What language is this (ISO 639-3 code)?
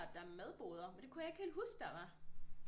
dan